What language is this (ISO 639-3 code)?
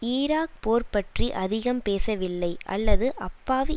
tam